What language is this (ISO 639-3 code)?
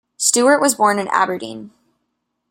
eng